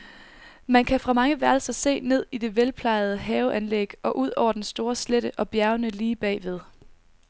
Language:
Danish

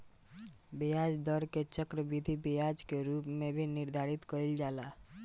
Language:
Bhojpuri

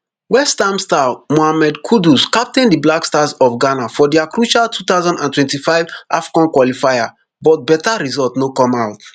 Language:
Nigerian Pidgin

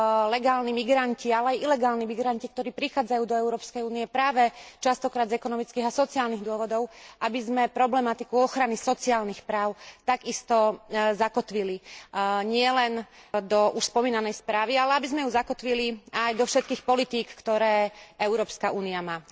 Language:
Slovak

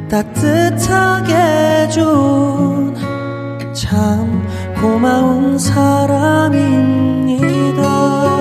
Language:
Korean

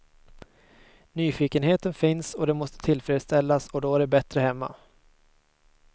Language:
Swedish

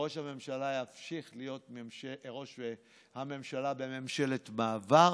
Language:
Hebrew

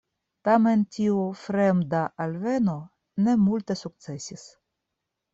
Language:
Esperanto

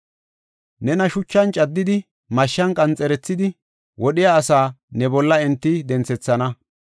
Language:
Gofa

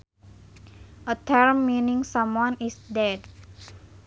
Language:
Sundanese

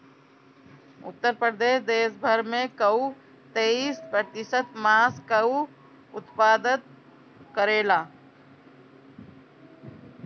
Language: Bhojpuri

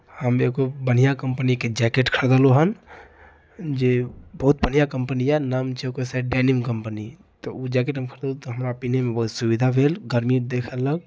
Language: Maithili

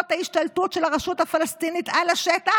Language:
Hebrew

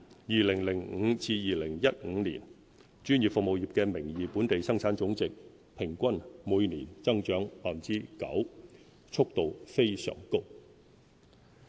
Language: Cantonese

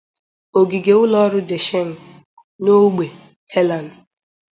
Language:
Igbo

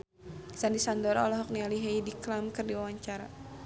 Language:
Sundanese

